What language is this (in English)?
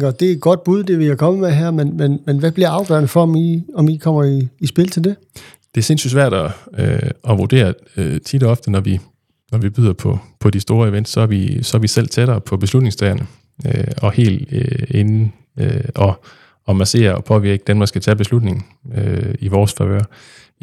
Danish